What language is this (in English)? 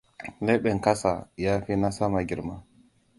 Hausa